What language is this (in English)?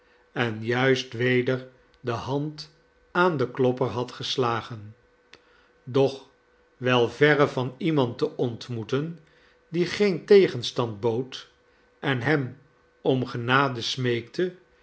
Dutch